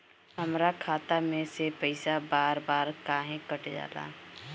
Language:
Bhojpuri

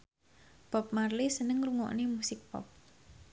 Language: Javanese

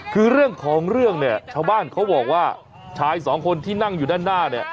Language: Thai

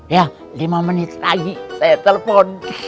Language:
Indonesian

